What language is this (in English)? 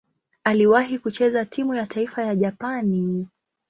Swahili